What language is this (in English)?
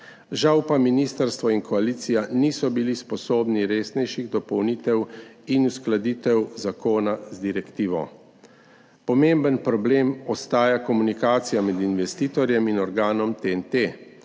Slovenian